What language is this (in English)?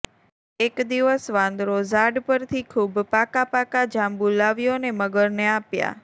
Gujarati